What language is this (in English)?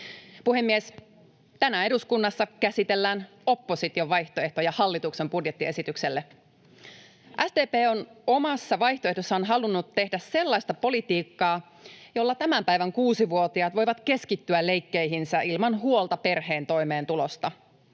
Finnish